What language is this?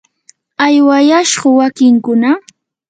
Yanahuanca Pasco Quechua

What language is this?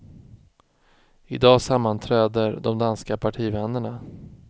Swedish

